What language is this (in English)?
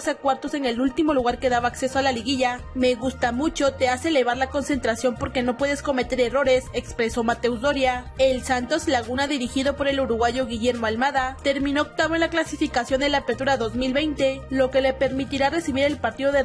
Spanish